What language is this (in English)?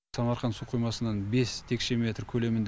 Kazakh